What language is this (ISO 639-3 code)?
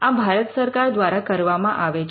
guj